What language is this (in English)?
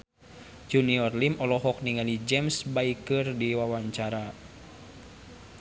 Sundanese